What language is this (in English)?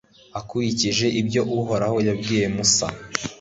Kinyarwanda